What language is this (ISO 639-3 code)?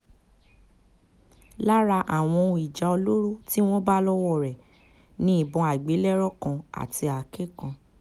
yor